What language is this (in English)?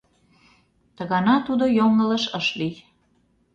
Mari